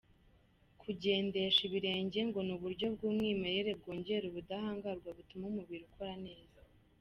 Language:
Kinyarwanda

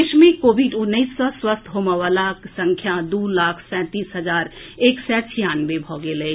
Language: Maithili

